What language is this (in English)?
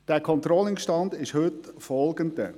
Swiss German